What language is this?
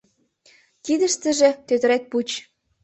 Mari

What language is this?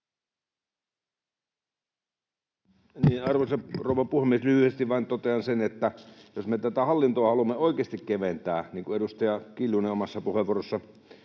Finnish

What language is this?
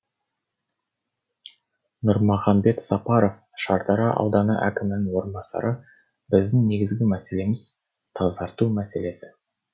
Kazakh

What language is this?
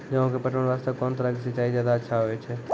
Maithili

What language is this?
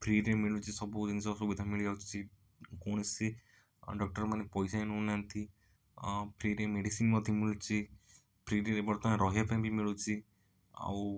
Odia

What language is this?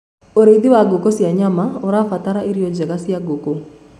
Kikuyu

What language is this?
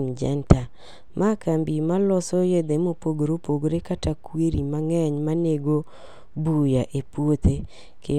Luo (Kenya and Tanzania)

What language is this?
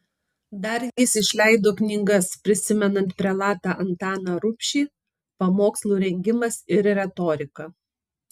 Lithuanian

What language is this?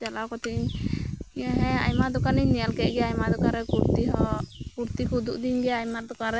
Santali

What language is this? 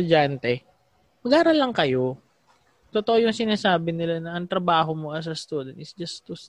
Filipino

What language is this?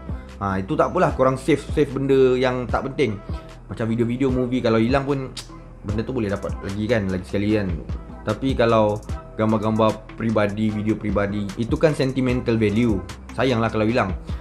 Malay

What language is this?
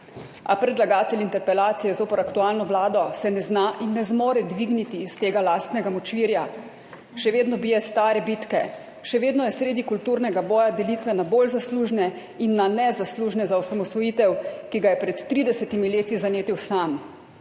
Slovenian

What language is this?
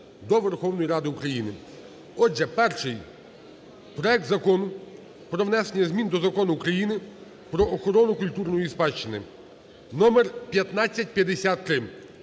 Ukrainian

